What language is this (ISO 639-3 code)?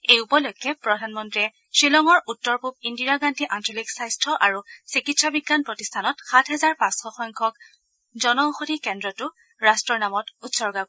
asm